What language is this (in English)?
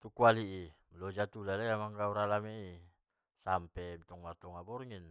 Batak Mandailing